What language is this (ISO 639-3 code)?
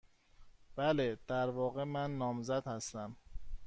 fas